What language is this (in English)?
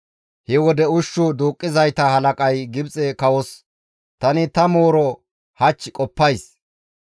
Gamo